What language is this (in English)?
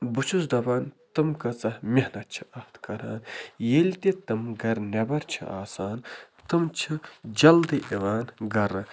Kashmiri